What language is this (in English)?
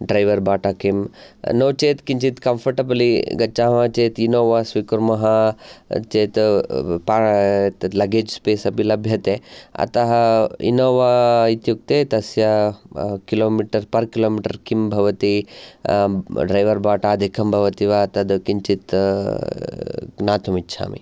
Sanskrit